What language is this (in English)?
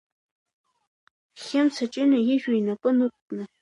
Abkhazian